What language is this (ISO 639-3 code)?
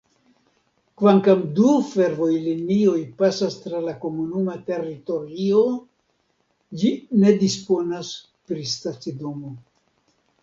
epo